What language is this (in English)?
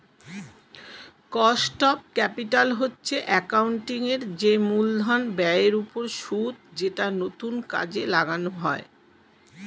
Bangla